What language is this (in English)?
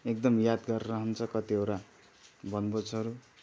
Nepali